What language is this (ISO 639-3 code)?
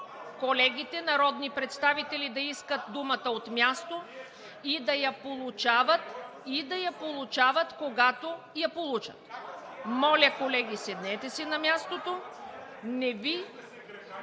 bul